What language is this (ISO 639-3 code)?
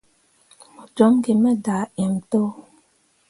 mua